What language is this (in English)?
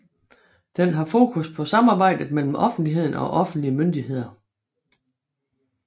Danish